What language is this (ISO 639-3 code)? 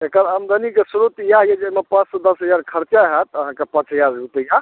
mai